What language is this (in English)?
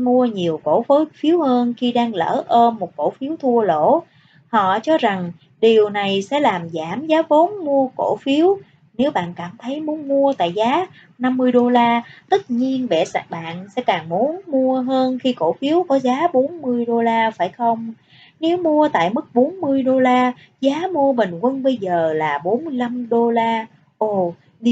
Vietnamese